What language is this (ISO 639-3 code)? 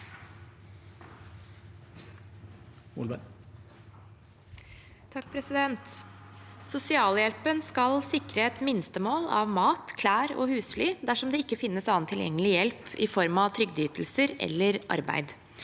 nor